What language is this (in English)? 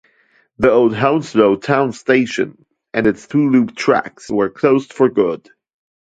English